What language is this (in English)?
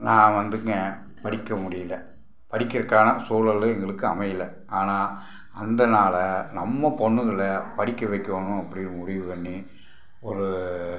Tamil